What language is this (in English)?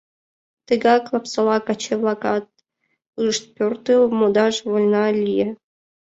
Mari